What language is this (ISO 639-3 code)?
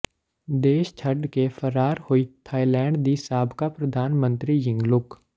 pan